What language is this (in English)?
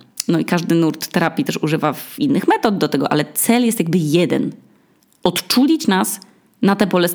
Polish